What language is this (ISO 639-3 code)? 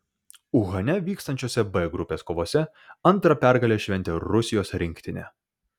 lit